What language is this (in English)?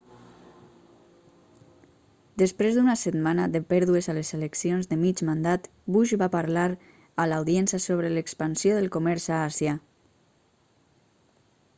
Catalan